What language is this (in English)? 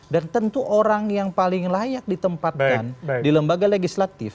Indonesian